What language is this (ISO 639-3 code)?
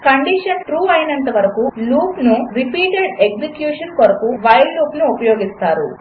tel